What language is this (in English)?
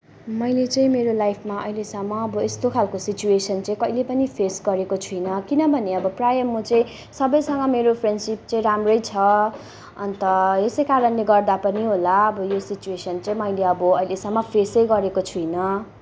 Nepali